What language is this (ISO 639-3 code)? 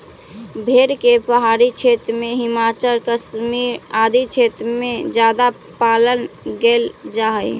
mag